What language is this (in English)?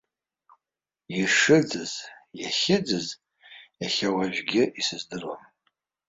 Abkhazian